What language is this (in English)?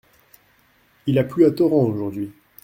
French